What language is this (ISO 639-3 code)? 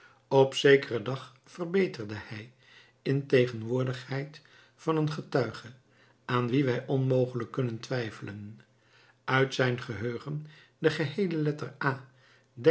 nld